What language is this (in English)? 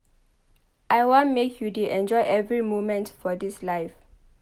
Nigerian Pidgin